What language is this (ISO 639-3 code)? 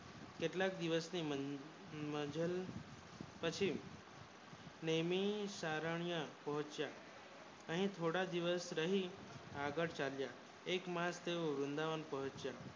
guj